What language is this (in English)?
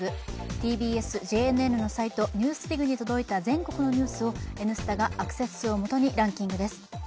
Japanese